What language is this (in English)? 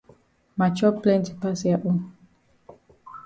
Cameroon Pidgin